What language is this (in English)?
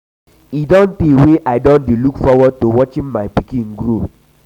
Nigerian Pidgin